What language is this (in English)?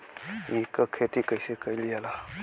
Bhojpuri